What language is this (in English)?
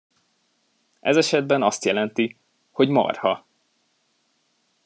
Hungarian